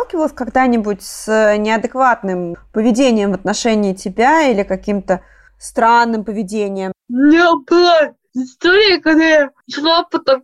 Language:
Russian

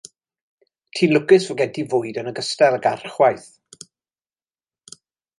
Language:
Welsh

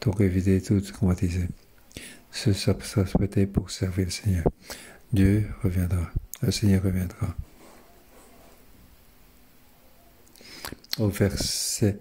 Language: French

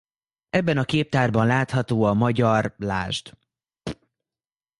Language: Hungarian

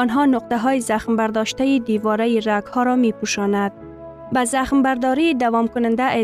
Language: Persian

